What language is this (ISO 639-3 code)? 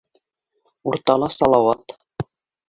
bak